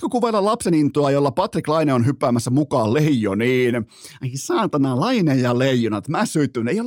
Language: Finnish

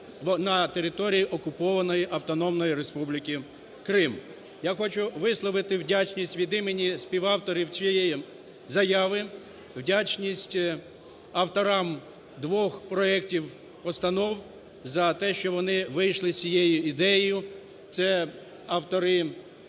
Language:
Ukrainian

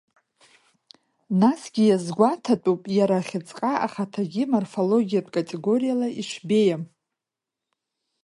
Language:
Abkhazian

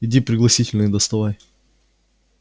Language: Russian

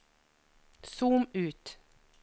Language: Norwegian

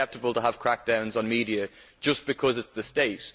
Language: English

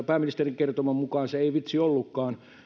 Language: Finnish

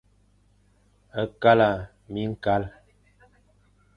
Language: Fang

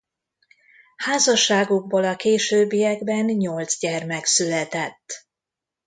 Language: Hungarian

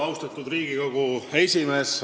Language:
Estonian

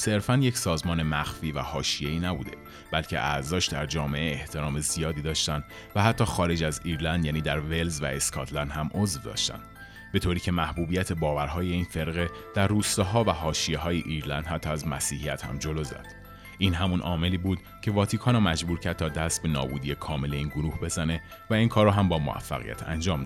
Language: Persian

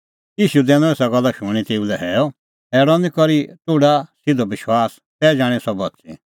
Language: Kullu Pahari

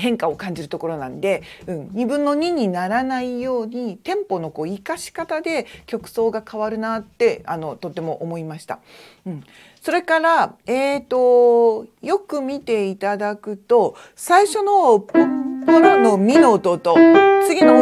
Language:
Japanese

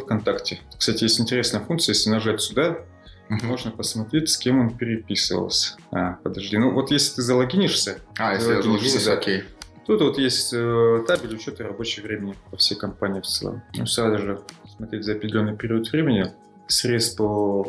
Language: Russian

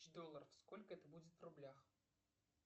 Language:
Russian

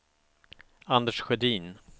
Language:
Swedish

